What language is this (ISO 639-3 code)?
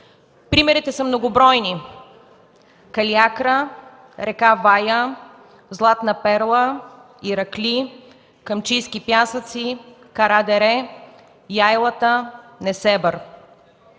bul